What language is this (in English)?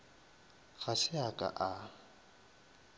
Northern Sotho